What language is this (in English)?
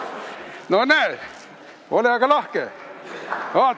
Estonian